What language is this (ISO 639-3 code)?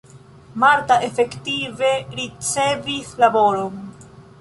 epo